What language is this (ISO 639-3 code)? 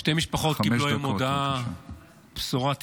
heb